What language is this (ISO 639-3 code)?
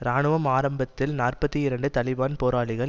tam